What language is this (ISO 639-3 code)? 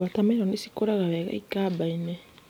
kik